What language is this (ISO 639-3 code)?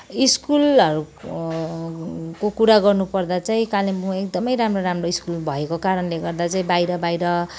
nep